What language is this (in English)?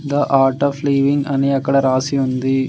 Telugu